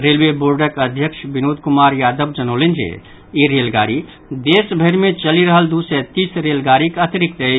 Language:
Maithili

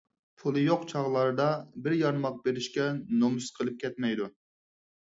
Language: Uyghur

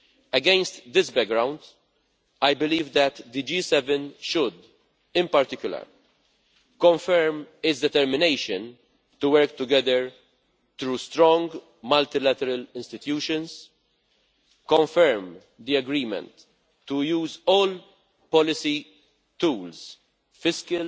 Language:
English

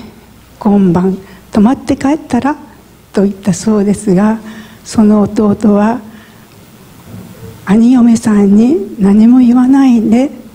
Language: Japanese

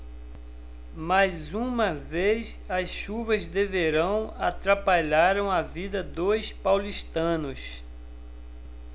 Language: Portuguese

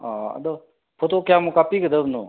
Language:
Manipuri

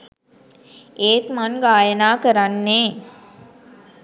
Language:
Sinhala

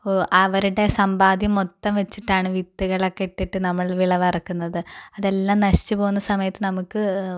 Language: Malayalam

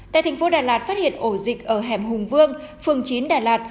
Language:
Vietnamese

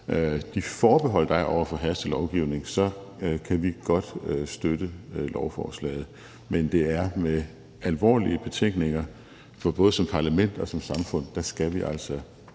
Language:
Danish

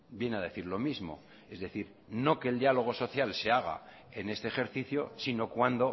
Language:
Spanish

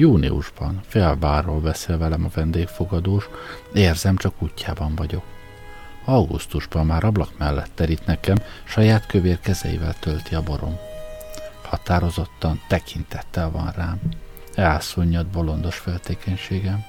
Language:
Hungarian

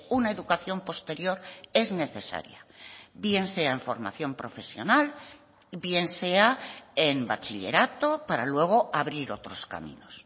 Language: Spanish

